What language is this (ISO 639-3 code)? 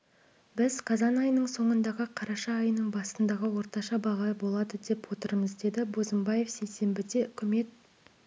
kaz